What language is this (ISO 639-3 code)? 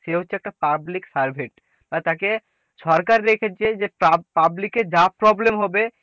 ben